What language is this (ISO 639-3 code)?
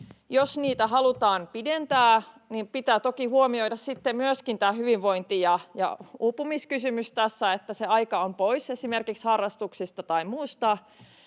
fin